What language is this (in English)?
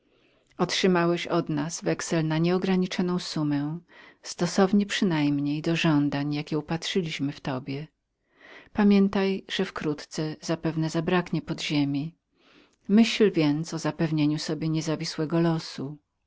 Polish